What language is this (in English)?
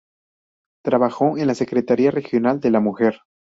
Spanish